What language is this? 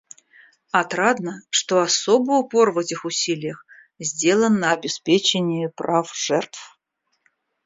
Russian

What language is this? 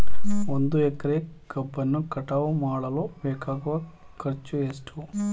Kannada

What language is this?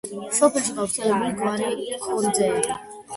Georgian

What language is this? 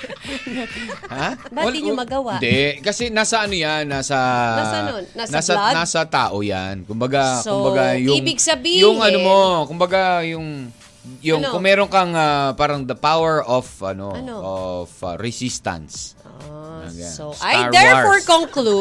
Filipino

